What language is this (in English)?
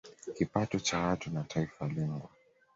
Swahili